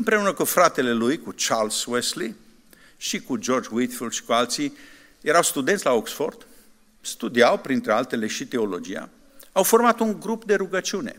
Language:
Romanian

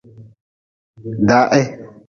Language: Nawdm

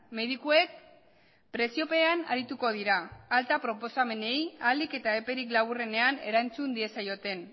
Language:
Basque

